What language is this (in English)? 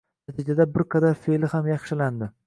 Uzbek